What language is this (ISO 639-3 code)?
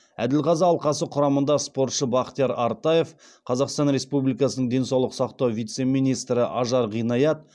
kaz